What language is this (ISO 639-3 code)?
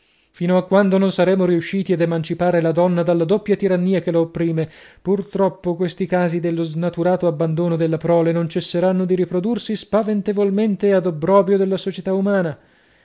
ita